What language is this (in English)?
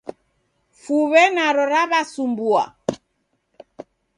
Taita